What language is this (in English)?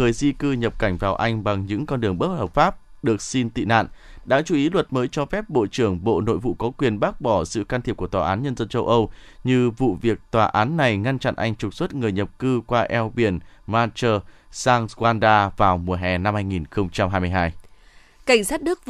Vietnamese